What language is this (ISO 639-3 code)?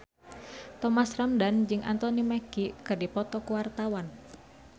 sun